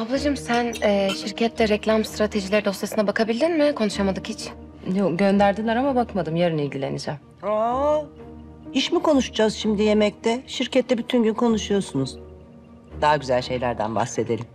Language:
Turkish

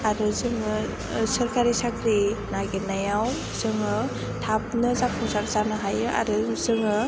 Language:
Bodo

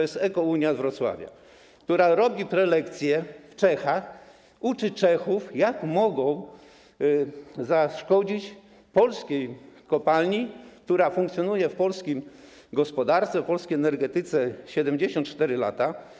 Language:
Polish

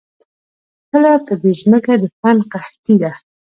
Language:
Pashto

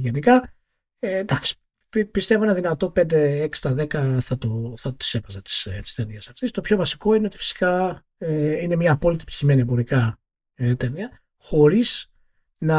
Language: Greek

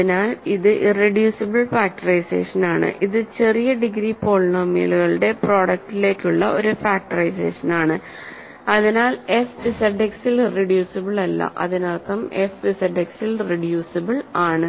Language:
Malayalam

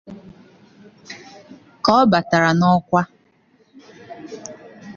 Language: Igbo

